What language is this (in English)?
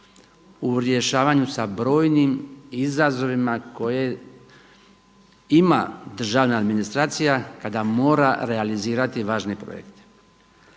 Croatian